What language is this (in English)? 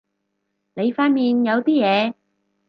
Cantonese